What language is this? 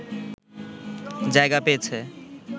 Bangla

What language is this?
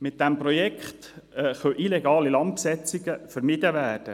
Swiss German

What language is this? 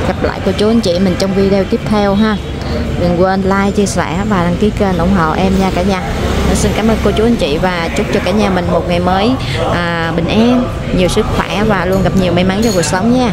Vietnamese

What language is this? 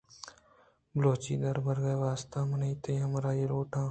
Eastern Balochi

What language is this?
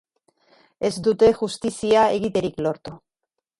Basque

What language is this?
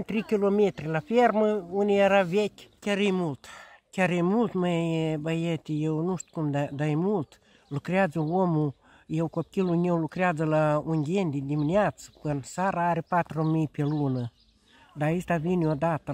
Romanian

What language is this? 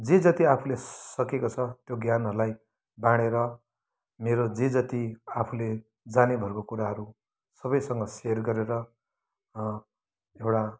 Nepali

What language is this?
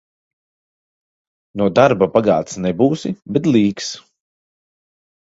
Latvian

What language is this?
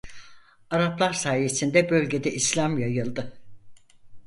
Turkish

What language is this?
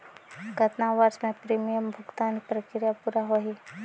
Chhattisgarhi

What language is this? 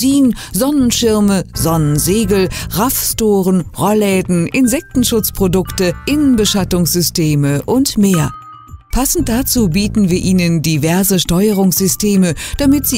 German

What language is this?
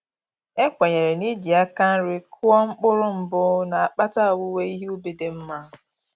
Igbo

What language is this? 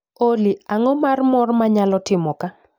Luo (Kenya and Tanzania)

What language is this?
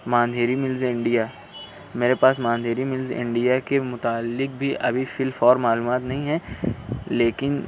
Urdu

